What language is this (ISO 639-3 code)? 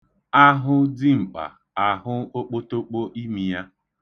ibo